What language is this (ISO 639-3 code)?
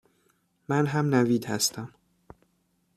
fas